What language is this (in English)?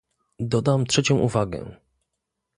Polish